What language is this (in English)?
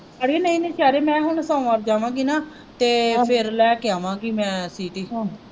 Punjabi